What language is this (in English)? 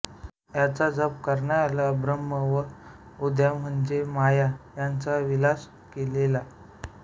Marathi